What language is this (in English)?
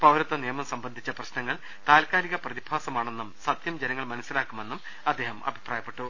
Malayalam